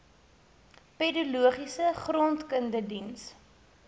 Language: Afrikaans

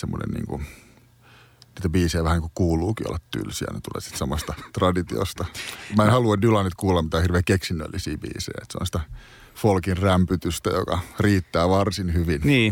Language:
Finnish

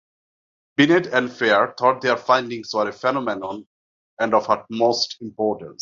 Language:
English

